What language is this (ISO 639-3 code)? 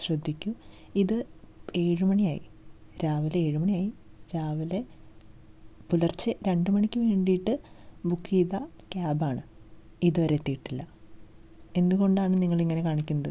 mal